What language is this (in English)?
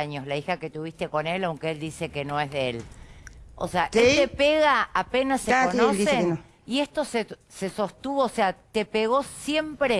Spanish